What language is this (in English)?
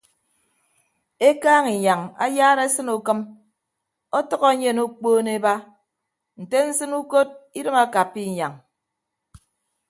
Ibibio